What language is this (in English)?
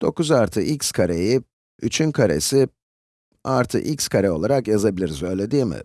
Turkish